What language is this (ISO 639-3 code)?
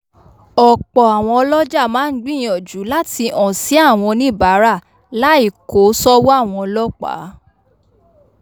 yor